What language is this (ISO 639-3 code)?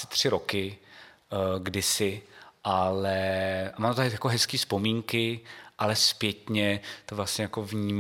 ces